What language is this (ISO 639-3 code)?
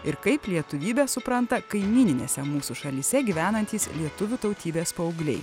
lit